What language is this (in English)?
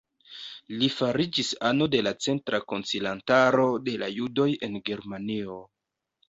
Esperanto